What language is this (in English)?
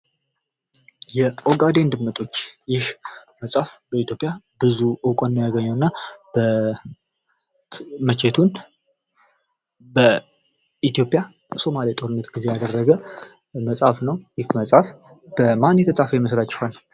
Amharic